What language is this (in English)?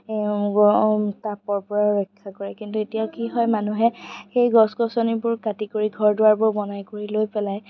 Assamese